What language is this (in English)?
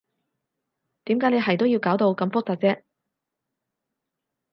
Cantonese